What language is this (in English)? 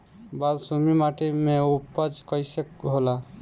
Bhojpuri